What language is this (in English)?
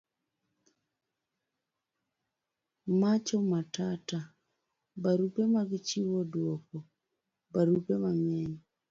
Luo (Kenya and Tanzania)